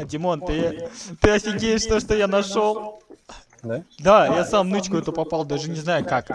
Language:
Russian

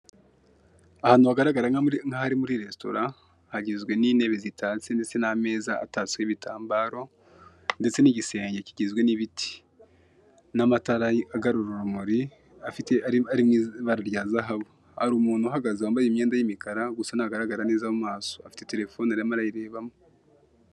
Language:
Kinyarwanda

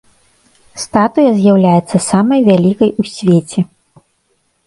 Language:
Belarusian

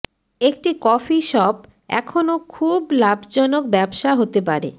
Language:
Bangla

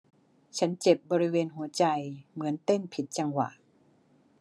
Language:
Thai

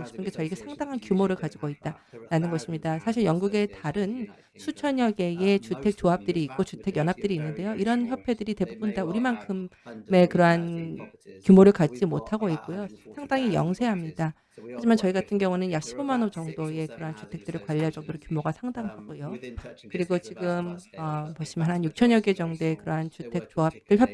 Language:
Korean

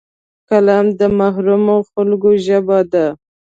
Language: Pashto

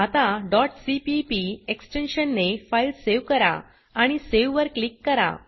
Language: Marathi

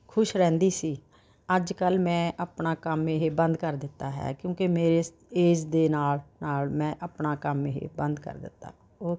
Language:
Punjabi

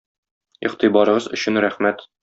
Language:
Tatar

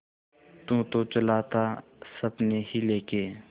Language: Hindi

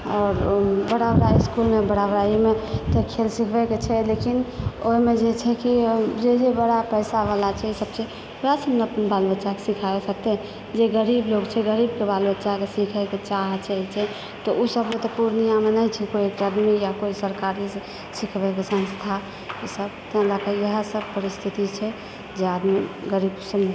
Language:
Maithili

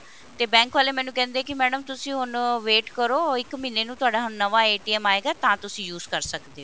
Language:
Punjabi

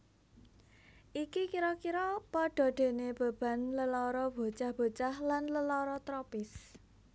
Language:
Javanese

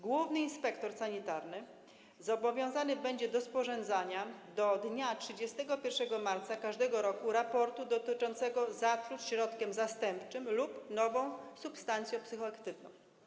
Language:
Polish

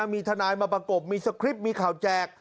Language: Thai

